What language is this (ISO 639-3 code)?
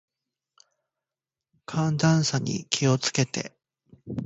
jpn